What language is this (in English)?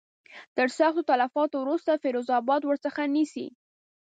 Pashto